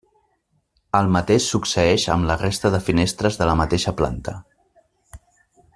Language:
Catalan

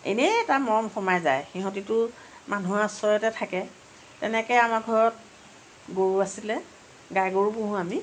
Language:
Assamese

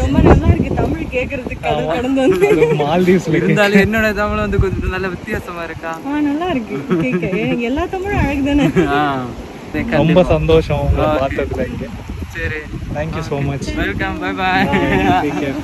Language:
Hindi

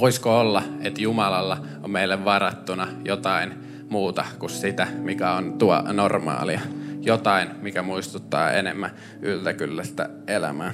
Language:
Finnish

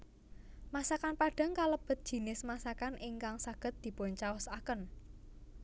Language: Javanese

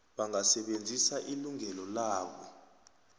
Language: South Ndebele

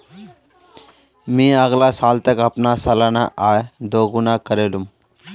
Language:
Magahi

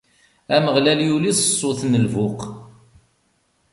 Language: Kabyle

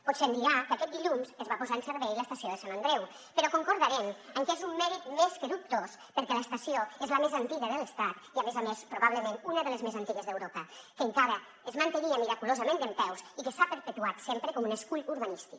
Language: Catalan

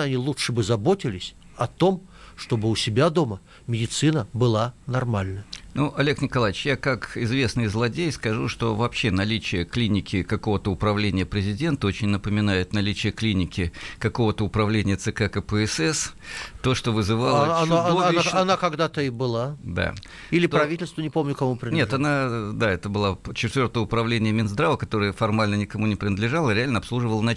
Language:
Russian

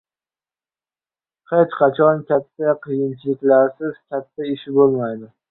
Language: Uzbek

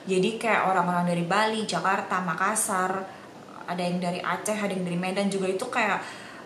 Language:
Indonesian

